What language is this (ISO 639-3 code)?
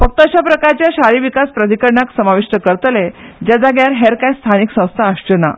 kok